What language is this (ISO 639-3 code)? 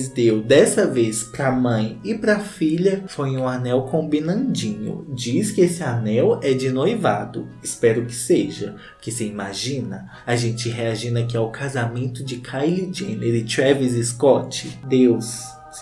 por